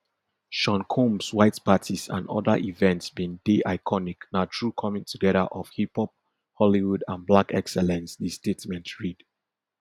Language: Nigerian Pidgin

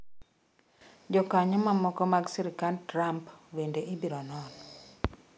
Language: Luo (Kenya and Tanzania)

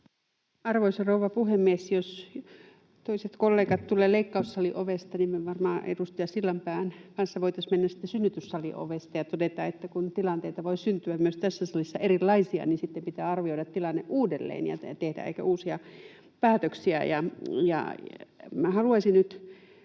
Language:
Finnish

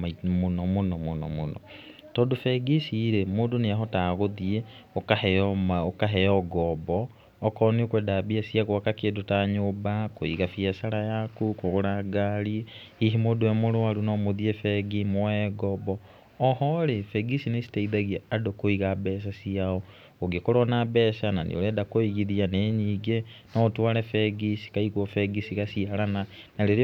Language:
Kikuyu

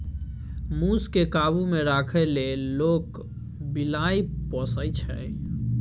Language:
Maithili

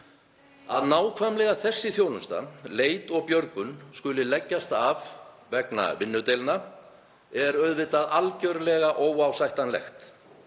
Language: Icelandic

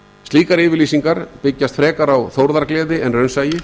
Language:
Icelandic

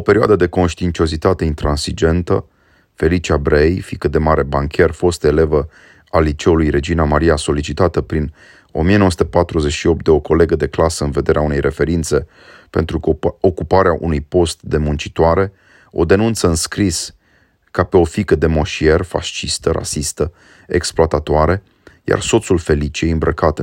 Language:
Romanian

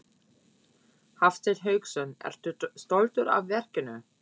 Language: Icelandic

